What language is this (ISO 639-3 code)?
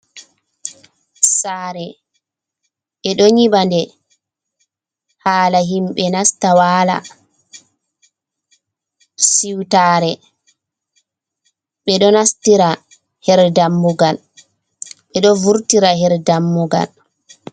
ful